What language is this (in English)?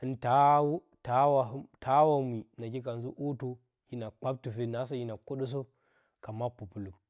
Bacama